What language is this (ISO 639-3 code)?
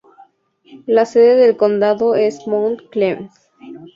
spa